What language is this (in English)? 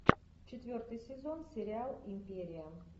Russian